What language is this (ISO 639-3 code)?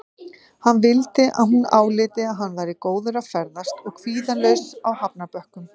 isl